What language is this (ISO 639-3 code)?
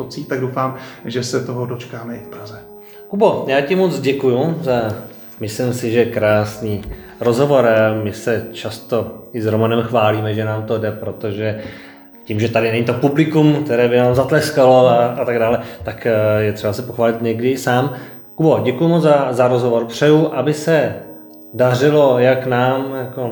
ces